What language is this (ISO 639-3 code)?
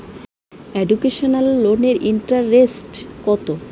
ben